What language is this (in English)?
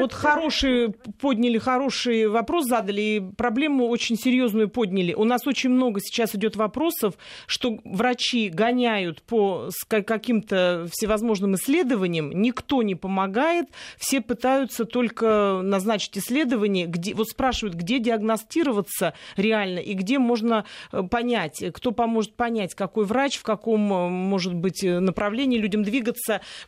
Russian